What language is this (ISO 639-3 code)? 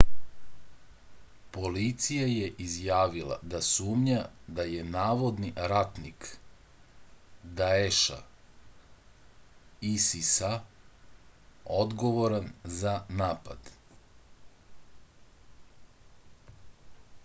srp